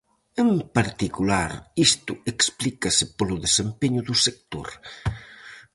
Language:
Galician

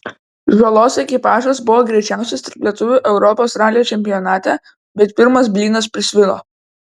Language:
Lithuanian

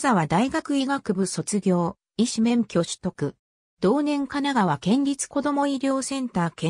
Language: Japanese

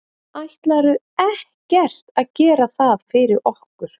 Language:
Icelandic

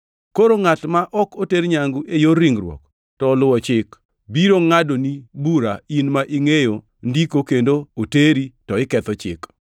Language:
Luo (Kenya and Tanzania)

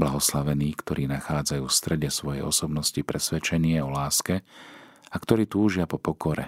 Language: Slovak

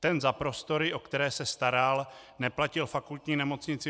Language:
Czech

